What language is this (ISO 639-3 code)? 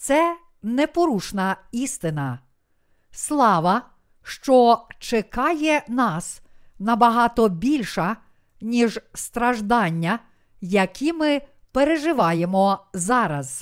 ukr